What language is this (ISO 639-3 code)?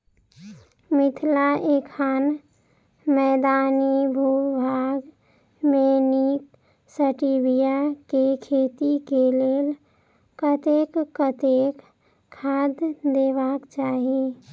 mai